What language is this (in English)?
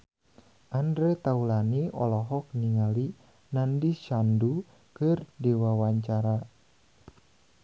Sundanese